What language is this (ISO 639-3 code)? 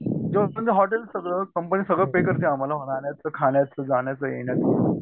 mar